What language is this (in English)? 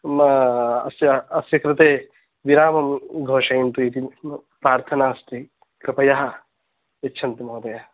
Sanskrit